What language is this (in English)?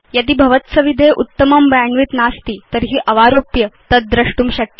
Sanskrit